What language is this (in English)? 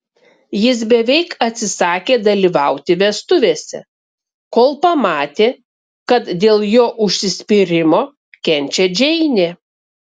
Lithuanian